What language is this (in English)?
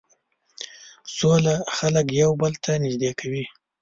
Pashto